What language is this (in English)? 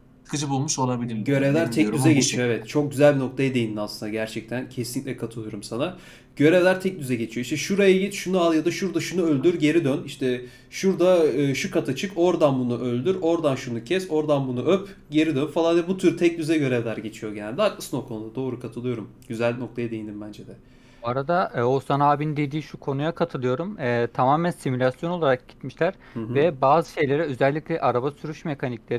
Turkish